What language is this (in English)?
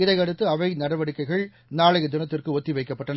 Tamil